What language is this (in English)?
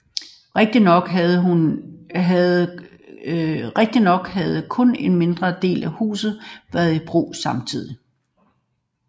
Danish